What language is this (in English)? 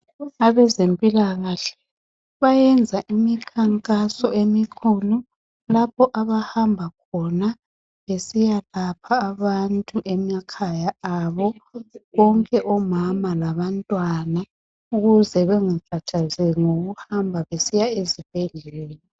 North Ndebele